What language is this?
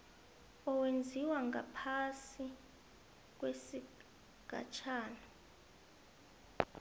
South Ndebele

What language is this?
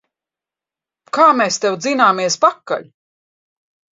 Latvian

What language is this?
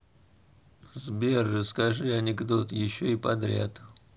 Russian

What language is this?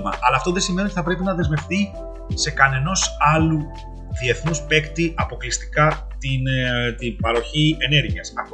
Greek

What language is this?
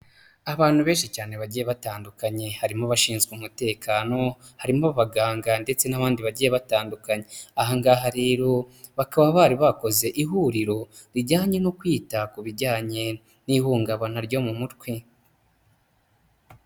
Kinyarwanda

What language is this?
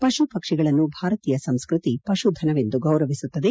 Kannada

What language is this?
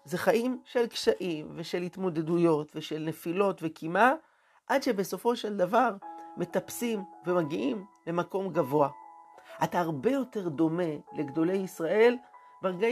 Hebrew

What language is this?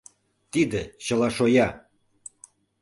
Mari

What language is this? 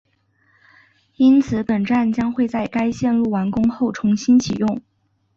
Chinese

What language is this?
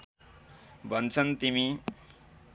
Nepali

